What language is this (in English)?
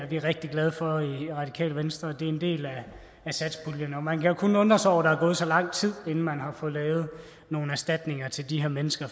Danish